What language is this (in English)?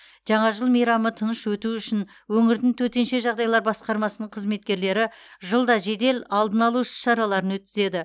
Kazakh